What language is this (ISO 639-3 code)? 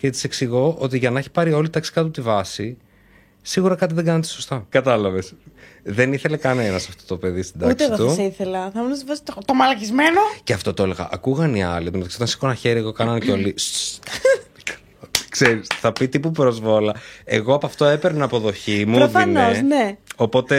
ell